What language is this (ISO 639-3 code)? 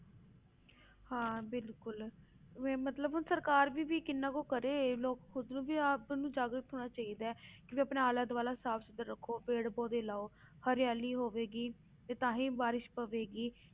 pan